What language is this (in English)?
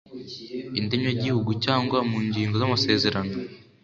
Kinyarwanda